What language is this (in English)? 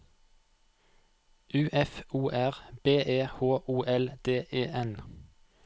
Norwegian